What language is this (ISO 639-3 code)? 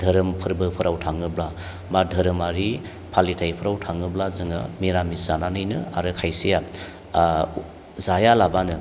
brx